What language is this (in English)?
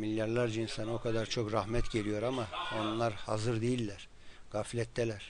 Turkish